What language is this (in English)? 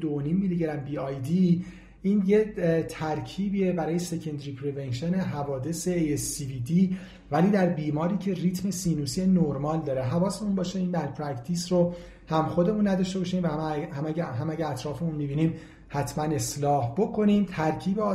Persian